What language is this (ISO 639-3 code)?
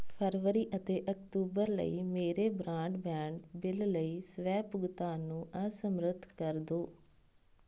pan